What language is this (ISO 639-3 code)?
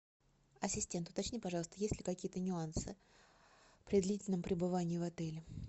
rus